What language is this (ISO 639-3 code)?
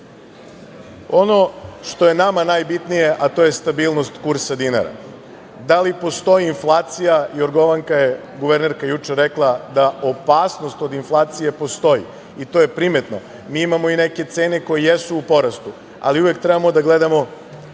srp